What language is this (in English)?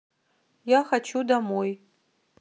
Russian